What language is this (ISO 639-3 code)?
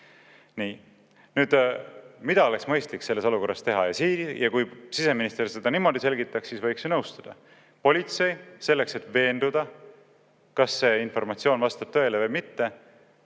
est